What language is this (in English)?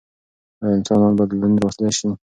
Pashto